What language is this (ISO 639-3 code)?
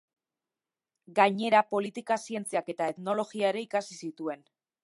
eus